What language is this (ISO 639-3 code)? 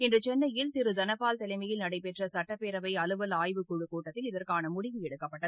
tam